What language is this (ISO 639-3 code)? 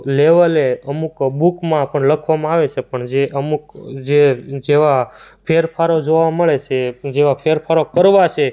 guj